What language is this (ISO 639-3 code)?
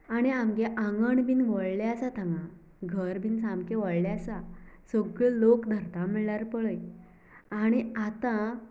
kok